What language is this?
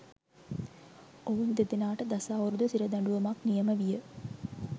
Sinhala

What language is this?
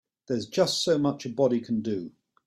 English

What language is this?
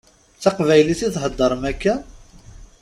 Kabyle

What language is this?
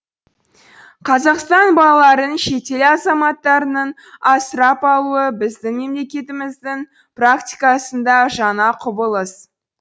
Kazakh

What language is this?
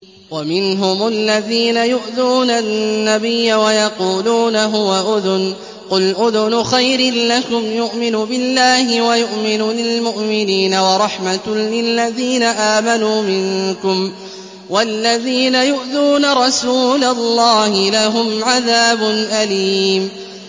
Arabic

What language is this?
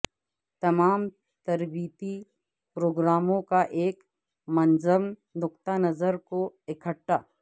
Urdu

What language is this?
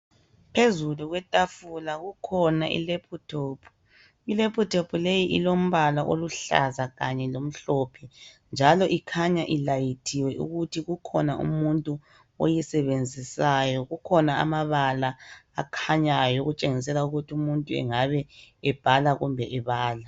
North Ndebele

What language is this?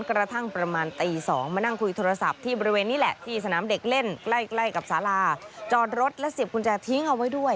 Thai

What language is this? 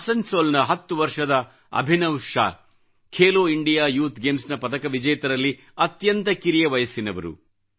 Kannada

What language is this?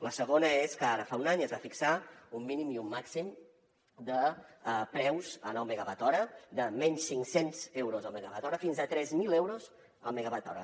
Catalan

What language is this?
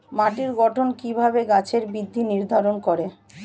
Bangla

